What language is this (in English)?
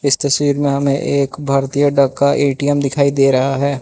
Hindi